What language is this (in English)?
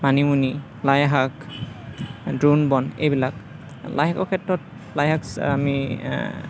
Assamese